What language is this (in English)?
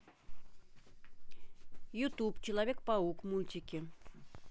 Russian